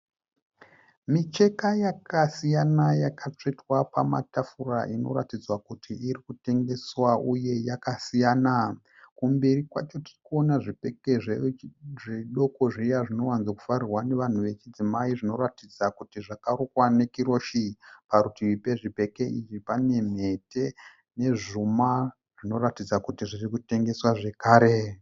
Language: Shona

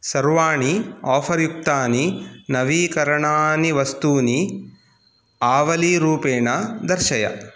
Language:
Sanskrit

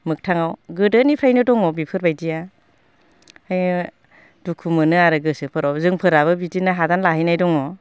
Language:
Bodo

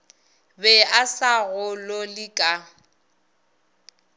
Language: Northern Sotho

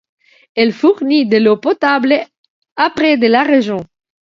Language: French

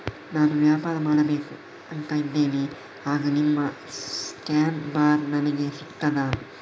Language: Kannada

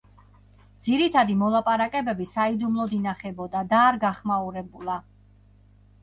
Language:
Georgian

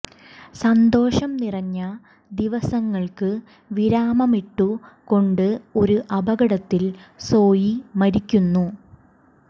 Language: Malayalam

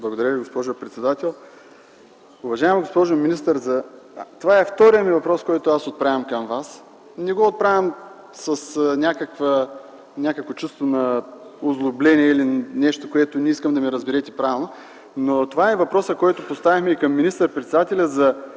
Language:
Bulgarian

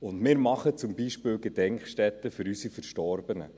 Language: Swiss German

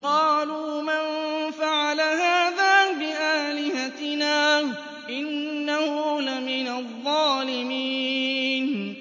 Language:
Arabic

